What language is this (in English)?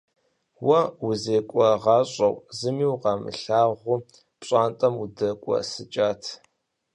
Kabardian